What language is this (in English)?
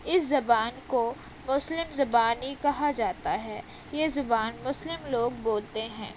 Urdu